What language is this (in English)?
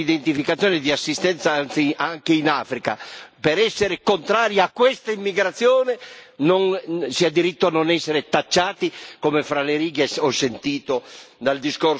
Italian